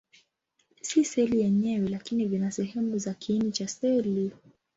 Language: Swahili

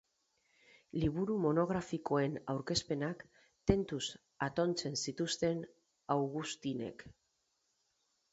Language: Basque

